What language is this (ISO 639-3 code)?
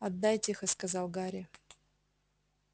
rus